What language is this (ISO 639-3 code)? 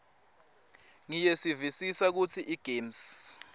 ssw